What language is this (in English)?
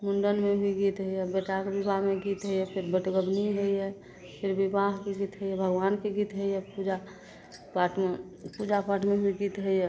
Maithili